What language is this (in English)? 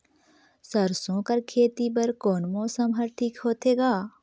Chhattisgarhi